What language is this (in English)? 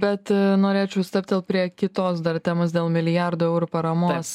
Lithuanian